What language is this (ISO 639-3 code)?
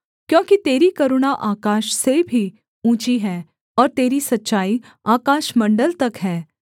hin